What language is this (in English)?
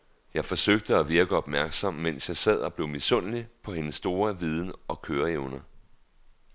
Danish